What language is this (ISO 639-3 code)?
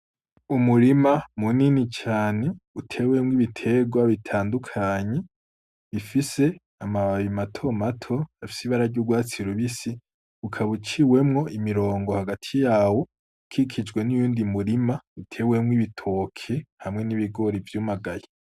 run